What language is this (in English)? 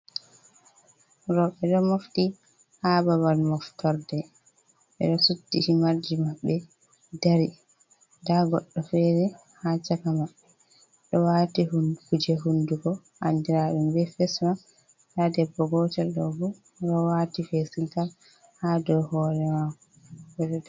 Fula